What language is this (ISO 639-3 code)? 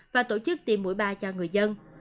vie